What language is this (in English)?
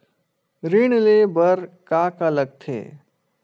Chhattisgarhi